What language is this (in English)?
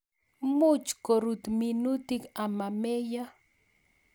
Kalenjin